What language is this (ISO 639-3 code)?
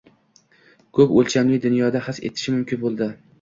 uzb